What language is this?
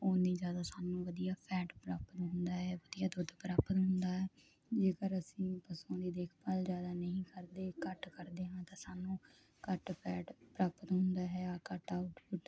Punjabi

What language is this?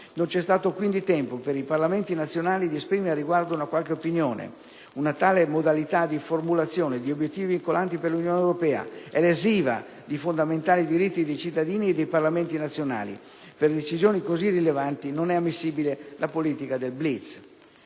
Italian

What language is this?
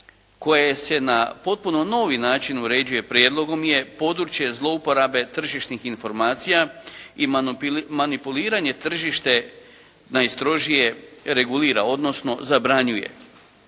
Croatian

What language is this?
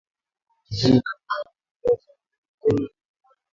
Swahili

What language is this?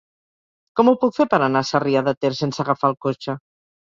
Catalan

